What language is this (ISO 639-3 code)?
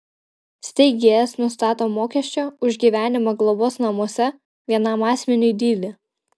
lit